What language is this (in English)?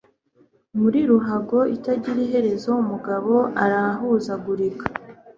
Kinyarwanda